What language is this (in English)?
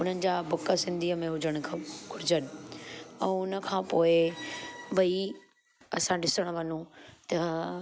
Sindhi